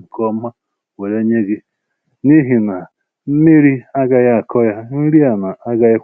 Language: Igbo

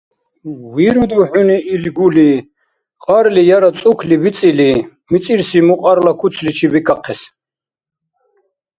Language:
Dargwa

